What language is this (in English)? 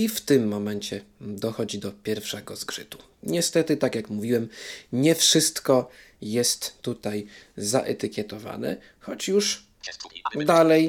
Polish